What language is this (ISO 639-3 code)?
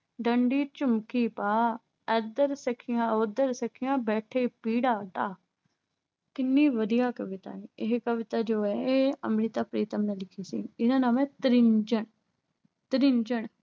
pan